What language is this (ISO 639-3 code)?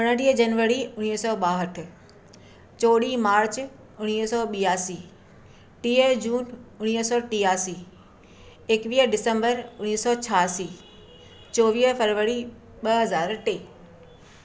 snd